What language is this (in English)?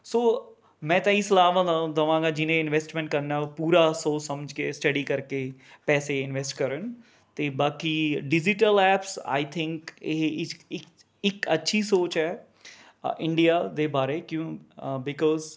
Punjabi